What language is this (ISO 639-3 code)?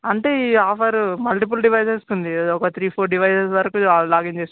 tel